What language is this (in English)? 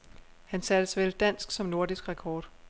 Danish